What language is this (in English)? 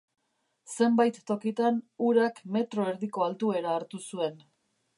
Basque